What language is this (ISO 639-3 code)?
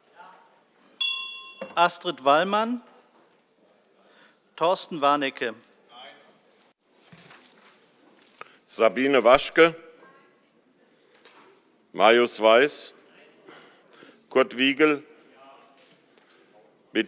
deu